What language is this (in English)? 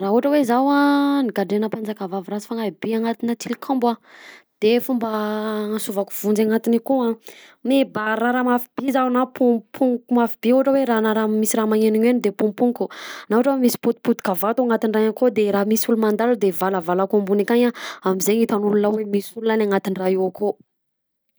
Southern Betsimisaraka Malagasy